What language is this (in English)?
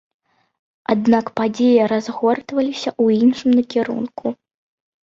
Belarusian